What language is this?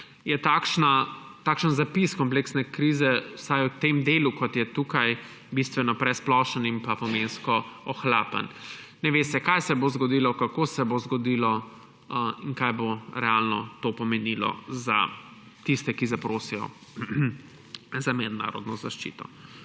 Slovenian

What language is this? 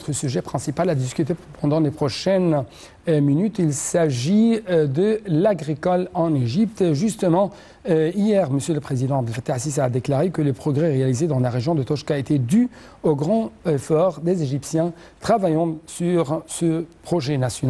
French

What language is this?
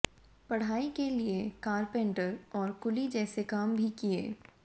Hindi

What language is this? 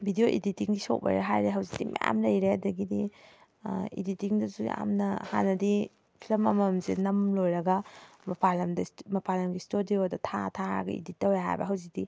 Manipuri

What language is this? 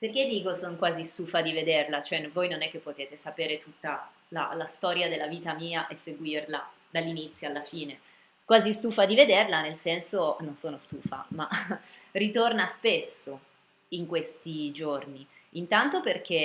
Italian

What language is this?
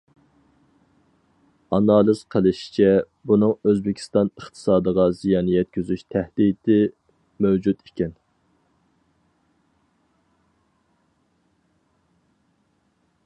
Uyghur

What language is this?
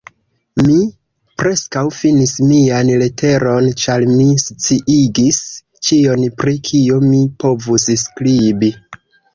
Esperanto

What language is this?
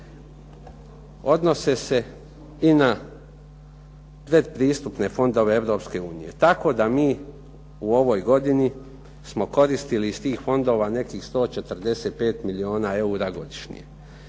Croatian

